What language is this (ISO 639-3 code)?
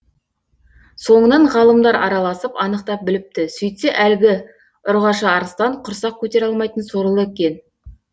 kaz